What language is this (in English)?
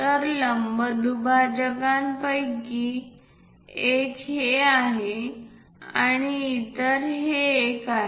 Marathi